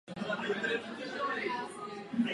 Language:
Czech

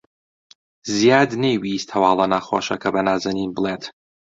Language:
Central Kurdish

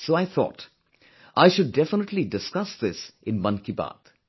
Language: English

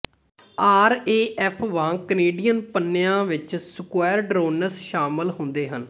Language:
Punjabi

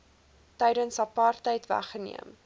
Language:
Afrikaans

